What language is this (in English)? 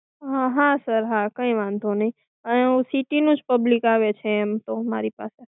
Gujarati